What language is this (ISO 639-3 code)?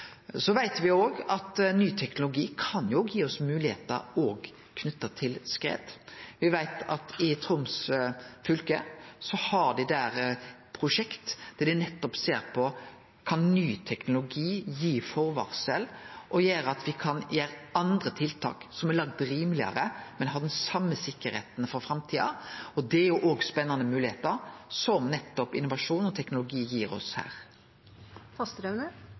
nno